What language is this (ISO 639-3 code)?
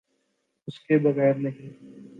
urd